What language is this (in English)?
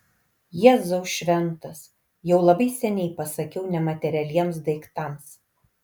Lithuanian